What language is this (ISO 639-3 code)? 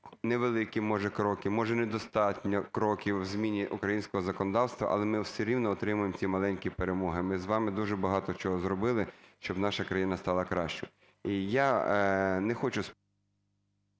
ukr